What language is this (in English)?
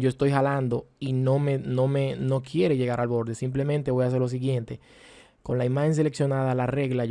Spanish